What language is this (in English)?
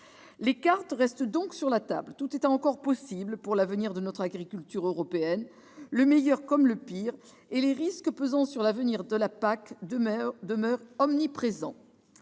French